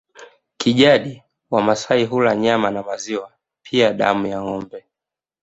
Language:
Swahili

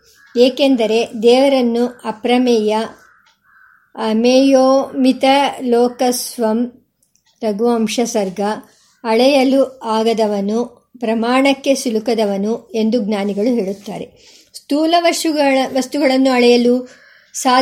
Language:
Kannada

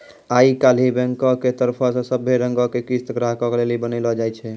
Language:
Maithili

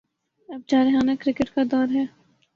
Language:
Urdu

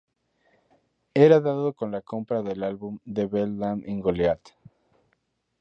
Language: Spanish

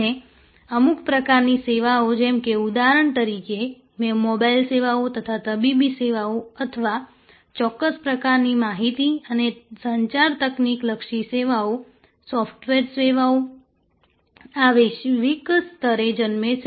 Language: Gujarati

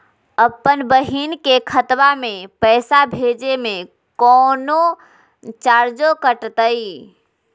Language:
Magahi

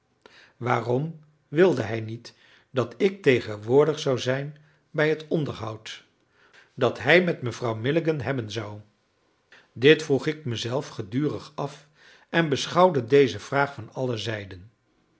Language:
Dutch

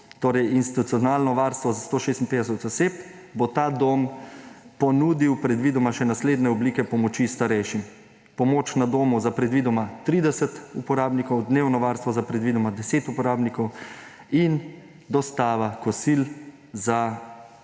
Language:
Slovenian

